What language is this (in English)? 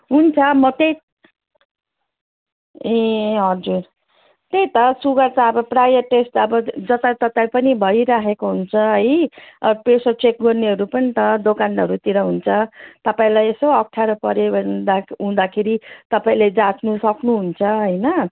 Nepali